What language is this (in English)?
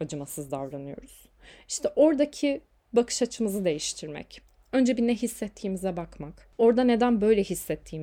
Turkish